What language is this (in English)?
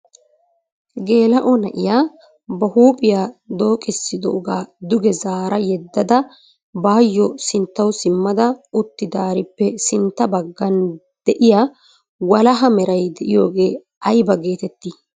Wolaytta